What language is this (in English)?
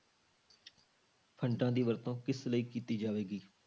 Punjabi